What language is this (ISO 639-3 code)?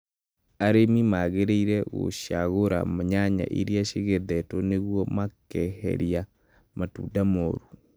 kik